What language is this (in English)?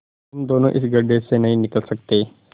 Hindi